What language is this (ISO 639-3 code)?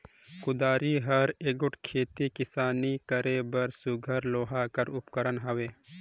hne